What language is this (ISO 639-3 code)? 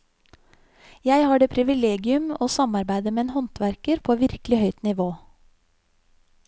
nor